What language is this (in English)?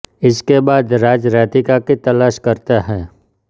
Hindi